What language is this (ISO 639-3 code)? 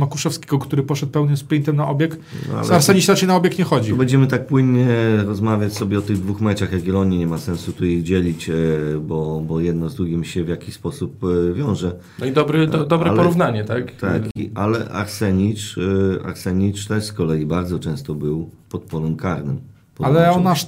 pol